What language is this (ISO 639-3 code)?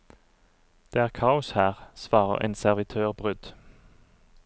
nor